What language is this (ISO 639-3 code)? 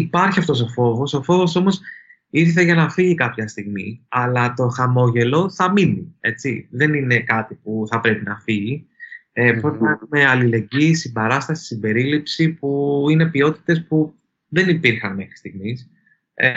ell